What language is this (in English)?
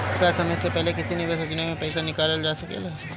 Bhojpuri